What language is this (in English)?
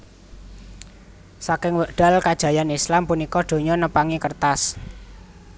Javanese